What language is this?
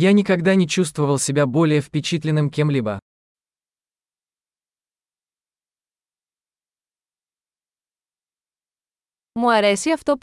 Greek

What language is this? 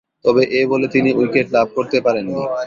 Bangla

